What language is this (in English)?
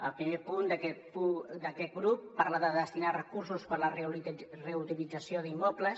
Catalan